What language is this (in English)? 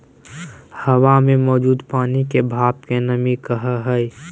Magahi